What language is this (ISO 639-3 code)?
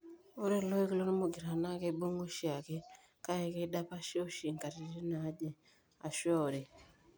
mas